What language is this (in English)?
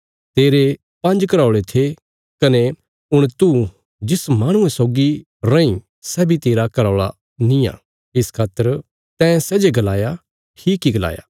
Bilaspuri